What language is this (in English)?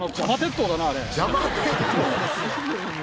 Japanese